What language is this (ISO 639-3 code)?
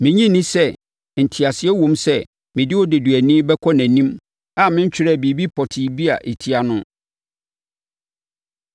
aka